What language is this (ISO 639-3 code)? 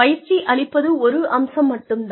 tam